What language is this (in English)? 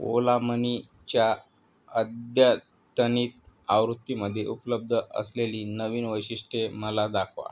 Marathi